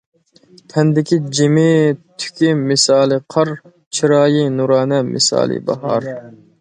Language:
Uyghur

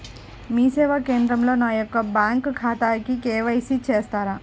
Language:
Telugu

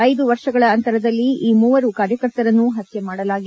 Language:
Kannada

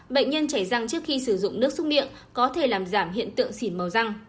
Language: Vietnamese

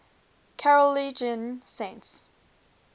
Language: English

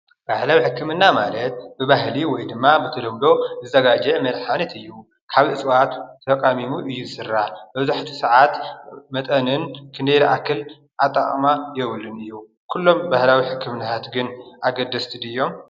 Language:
Tigrinya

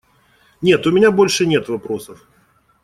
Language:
Russian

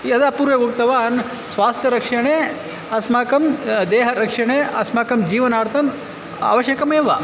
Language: Sanskrit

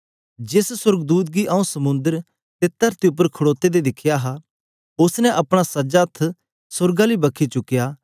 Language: Dogri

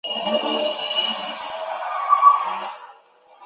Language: Chinese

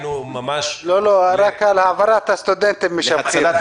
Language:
Hebrew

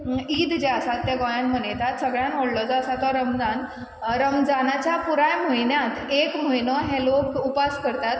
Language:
Konkani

